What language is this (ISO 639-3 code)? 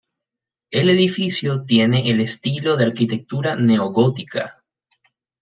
spa